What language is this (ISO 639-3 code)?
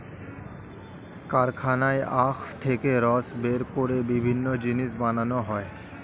ben